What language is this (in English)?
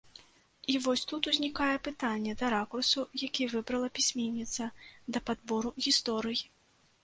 Belarusian